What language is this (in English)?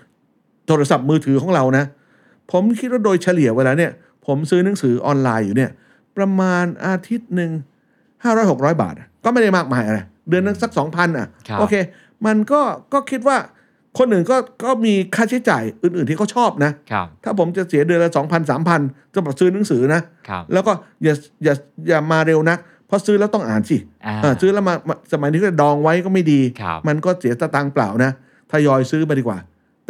Thai